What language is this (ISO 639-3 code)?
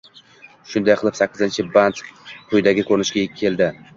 uzb